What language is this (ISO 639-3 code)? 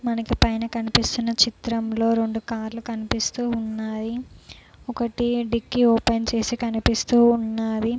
tel